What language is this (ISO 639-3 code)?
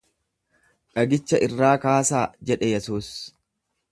orm